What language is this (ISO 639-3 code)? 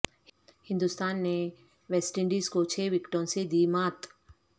urd